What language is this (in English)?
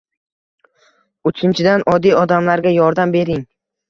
Uzbek